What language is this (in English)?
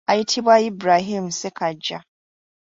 Ganda